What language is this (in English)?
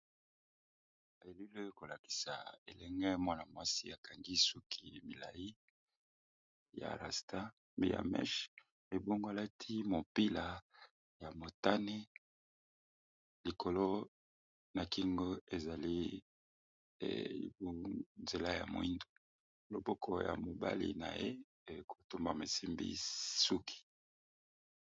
Lingala